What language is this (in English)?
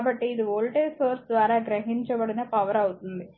Telugu